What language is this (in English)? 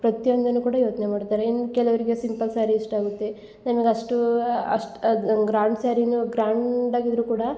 Kannada